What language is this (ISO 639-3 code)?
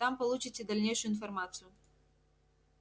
rus